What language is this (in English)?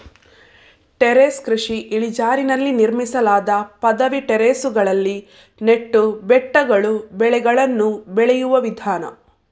Kannada